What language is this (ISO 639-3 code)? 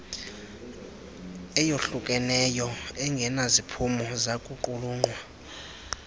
xho